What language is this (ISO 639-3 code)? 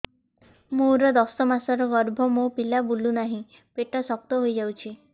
ori